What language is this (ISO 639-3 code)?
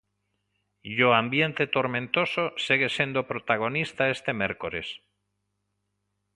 glg